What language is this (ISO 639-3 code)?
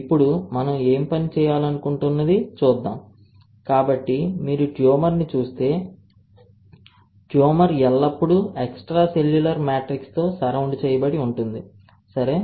tel